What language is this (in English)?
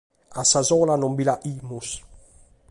Sardinian